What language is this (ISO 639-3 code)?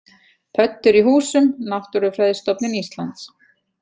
isl